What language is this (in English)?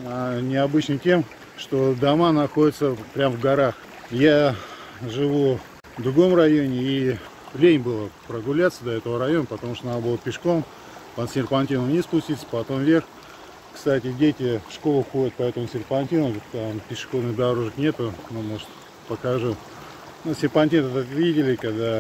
Russian